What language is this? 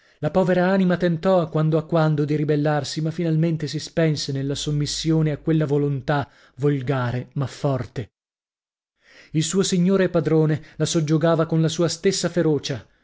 Italian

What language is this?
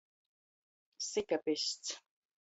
Latgalian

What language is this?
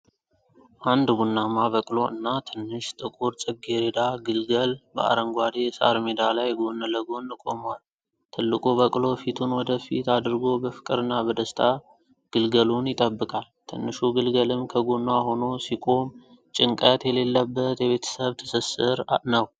Amharic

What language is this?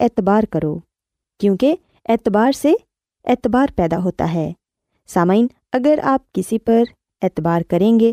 Urdu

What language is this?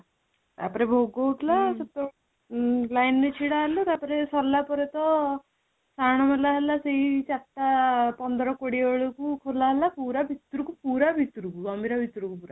Odia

